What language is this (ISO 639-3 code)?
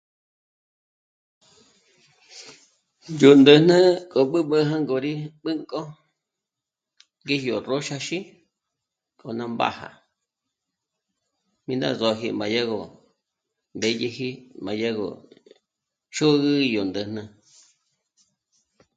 mmc